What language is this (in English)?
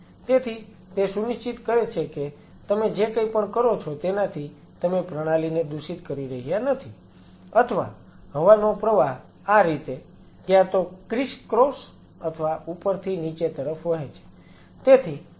Gujarati